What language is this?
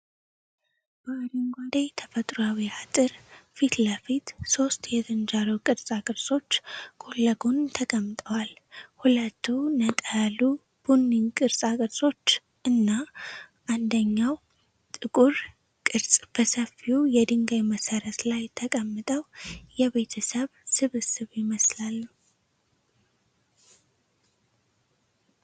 Amharic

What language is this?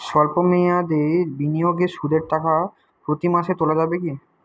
Bangla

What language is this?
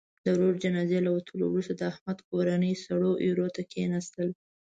Pashto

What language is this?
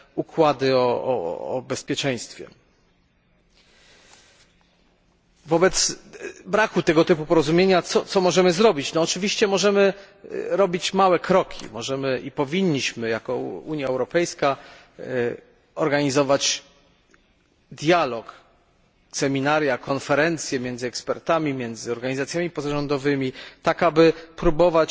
Polish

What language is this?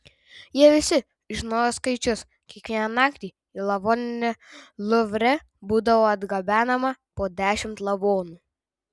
Lithuanian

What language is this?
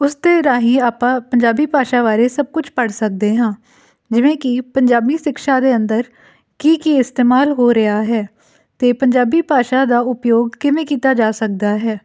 Punjabi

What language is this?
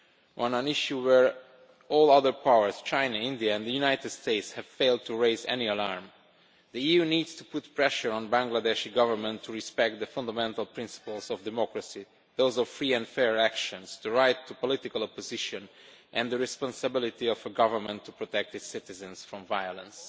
English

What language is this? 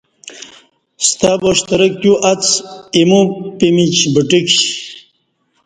Kati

